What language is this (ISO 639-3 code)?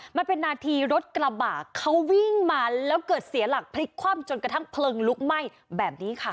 tha